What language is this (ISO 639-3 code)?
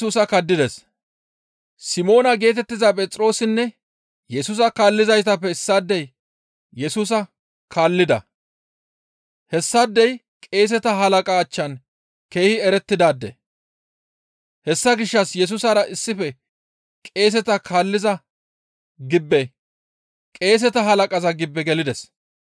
gmv